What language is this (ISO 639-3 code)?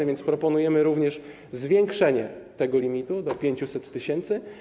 pol